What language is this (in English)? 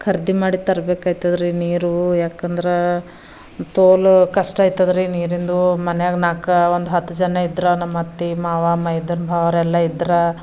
Kannada